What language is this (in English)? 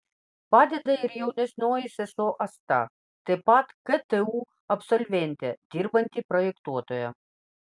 Lithuanian